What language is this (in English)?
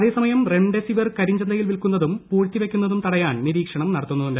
Malayalam